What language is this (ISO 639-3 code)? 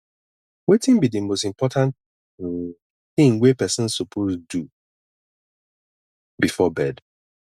pcm